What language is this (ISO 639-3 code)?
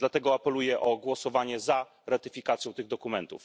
pol